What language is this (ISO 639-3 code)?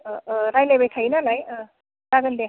brx